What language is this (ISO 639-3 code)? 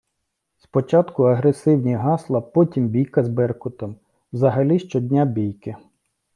ukr